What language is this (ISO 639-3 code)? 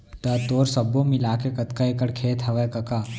hne